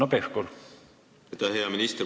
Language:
Estonian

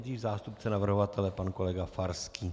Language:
Czech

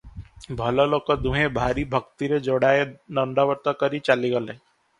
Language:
Odia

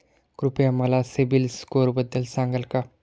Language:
Marathi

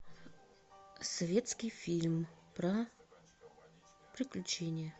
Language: Russian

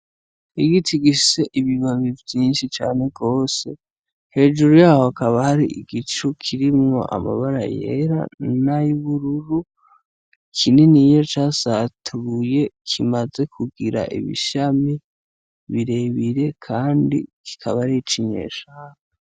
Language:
Rundi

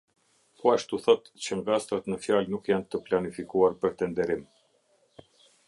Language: Albanian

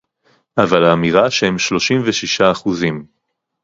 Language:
Hebrew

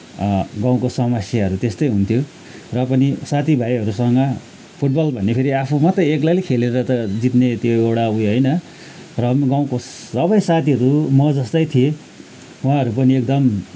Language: Nepali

